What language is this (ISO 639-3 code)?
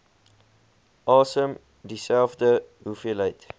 afr